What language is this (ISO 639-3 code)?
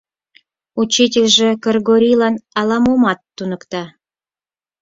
chm